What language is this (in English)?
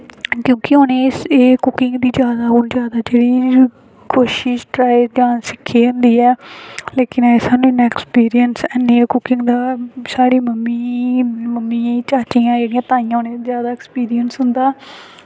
Dogri